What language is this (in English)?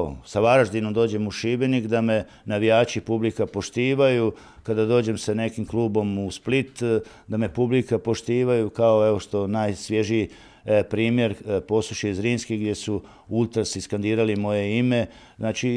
Croatian